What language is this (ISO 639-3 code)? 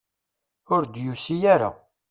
kab